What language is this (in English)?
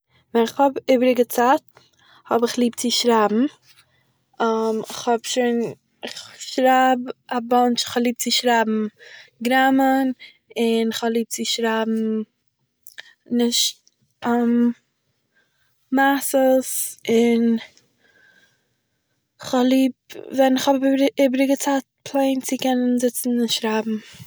Yiddish